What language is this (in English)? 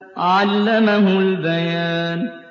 Arabic